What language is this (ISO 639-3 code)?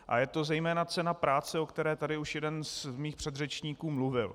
ces